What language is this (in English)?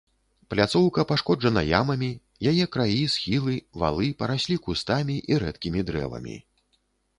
Belarusian